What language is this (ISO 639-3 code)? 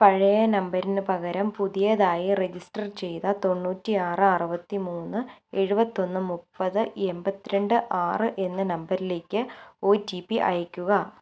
mal